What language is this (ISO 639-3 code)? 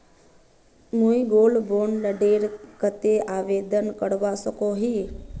mag